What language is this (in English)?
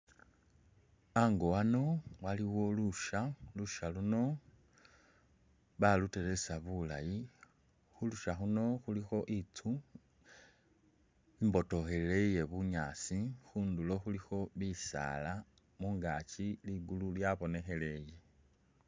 Masaaba